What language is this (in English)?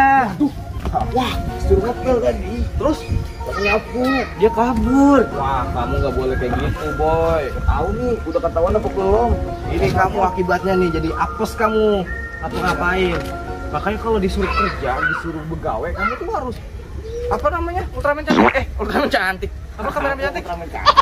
Indonesian